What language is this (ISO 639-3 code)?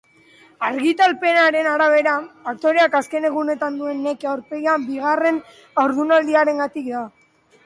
eus